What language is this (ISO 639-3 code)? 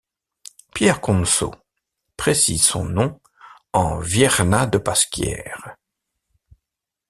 fra